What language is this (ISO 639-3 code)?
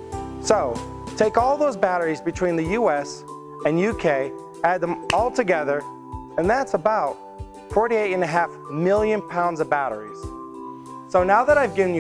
eng